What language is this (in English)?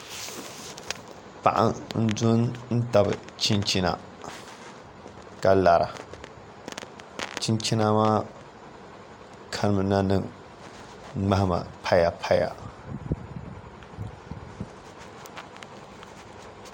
Dagbani